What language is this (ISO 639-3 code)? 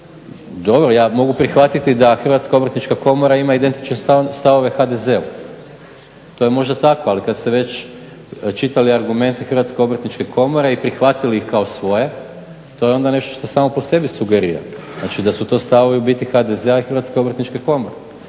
hrv